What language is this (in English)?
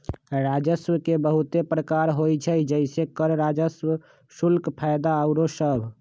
Magahi